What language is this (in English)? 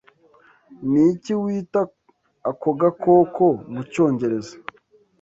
Kinyarwanda